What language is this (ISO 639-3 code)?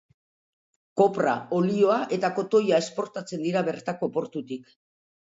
eus